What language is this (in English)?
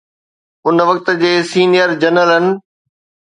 Sindhi